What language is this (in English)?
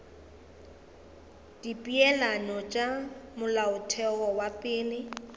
Northern Sotho